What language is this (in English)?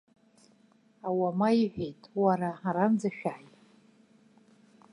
Abkhazian